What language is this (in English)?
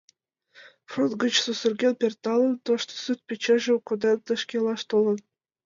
Mari